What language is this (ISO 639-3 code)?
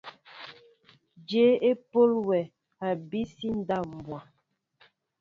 mbo